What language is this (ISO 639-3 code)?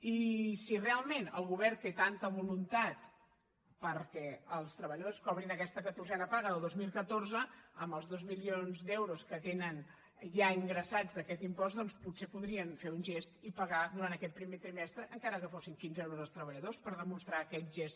cat